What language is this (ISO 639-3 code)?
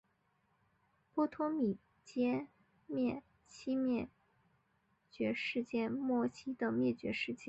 zho